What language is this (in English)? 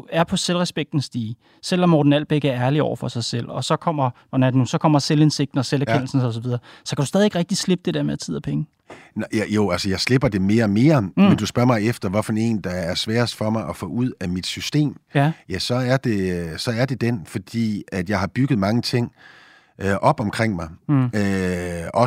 Danish